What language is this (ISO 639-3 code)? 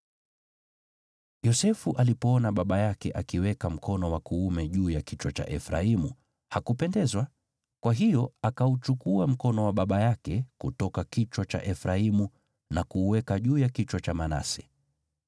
swa